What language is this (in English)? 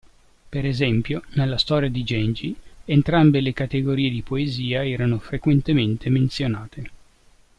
Italian